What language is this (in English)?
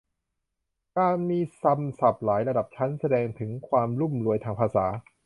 Thai